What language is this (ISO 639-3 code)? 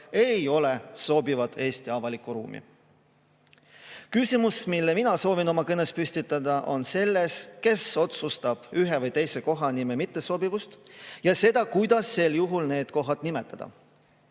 est